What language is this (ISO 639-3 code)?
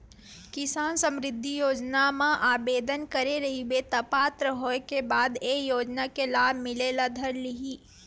hne